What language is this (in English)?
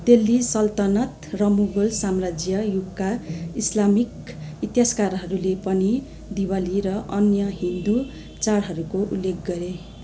Nepali